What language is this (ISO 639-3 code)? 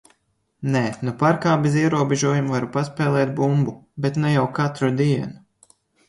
lav